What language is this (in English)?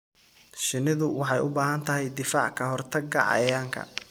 Somali